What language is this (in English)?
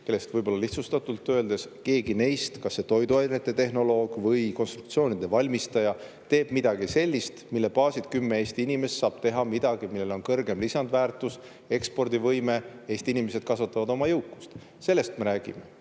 Estonian